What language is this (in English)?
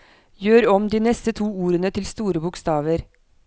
Norwegian